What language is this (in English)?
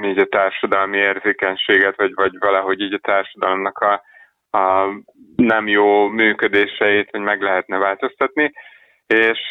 Hungarian